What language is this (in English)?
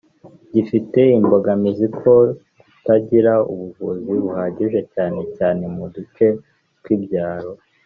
Kinyarwanda